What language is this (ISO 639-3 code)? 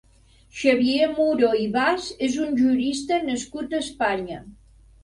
cat